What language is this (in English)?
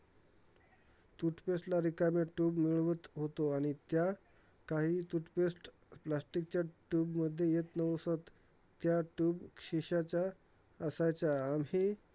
Marathi